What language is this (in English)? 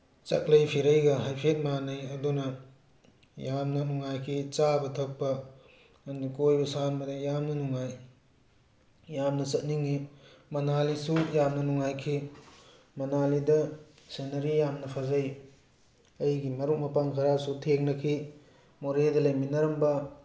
Manipuri